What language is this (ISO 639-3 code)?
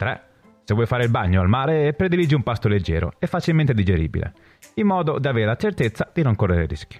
ita